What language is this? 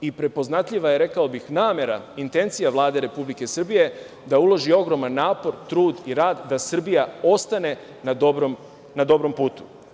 Serbian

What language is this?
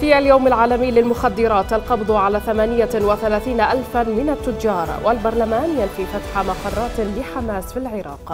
Arabic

